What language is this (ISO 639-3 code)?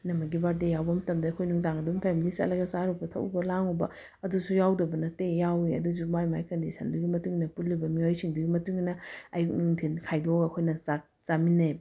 mni